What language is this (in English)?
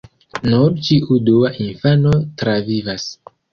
Esperanto